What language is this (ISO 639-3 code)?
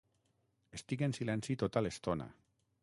cat